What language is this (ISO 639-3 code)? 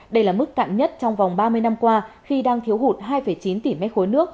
vie